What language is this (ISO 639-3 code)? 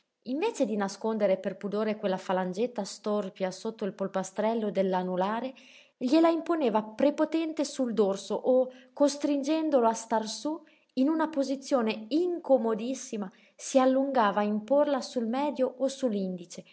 ita